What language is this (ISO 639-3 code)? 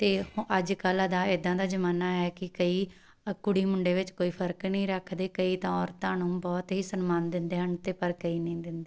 pan